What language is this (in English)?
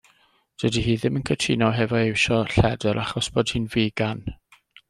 Welsh